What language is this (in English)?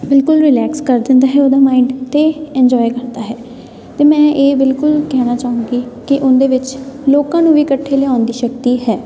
Punjabi